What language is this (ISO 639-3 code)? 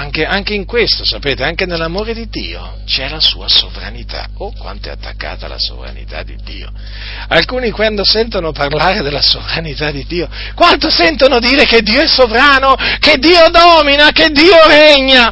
ita